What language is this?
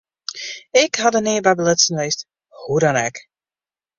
Western Frisian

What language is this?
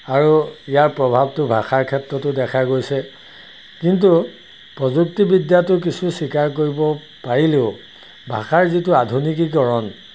Assamese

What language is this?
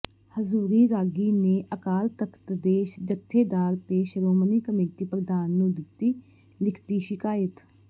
Punjabi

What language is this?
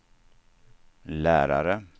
Swedish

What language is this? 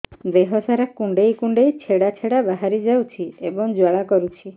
Odia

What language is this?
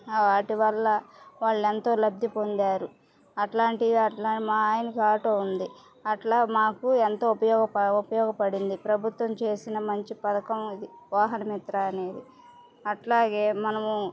Telugu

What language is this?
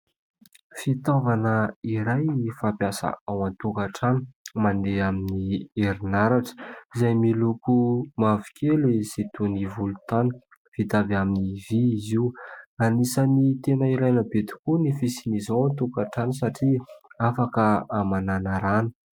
Malagasy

